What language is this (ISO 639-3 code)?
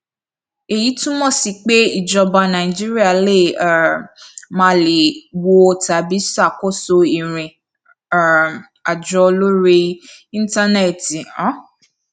yor